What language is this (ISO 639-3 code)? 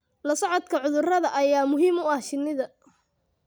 som